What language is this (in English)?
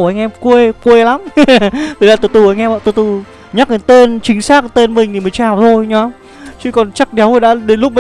Vietnamese